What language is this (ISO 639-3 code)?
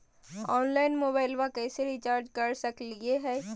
mag